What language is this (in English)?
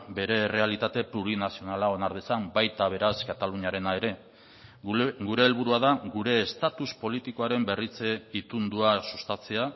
Basque